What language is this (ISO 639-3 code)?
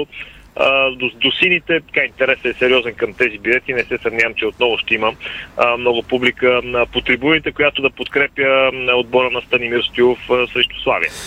bul